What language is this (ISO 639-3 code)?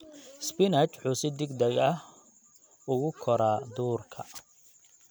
som